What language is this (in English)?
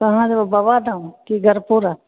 Maithili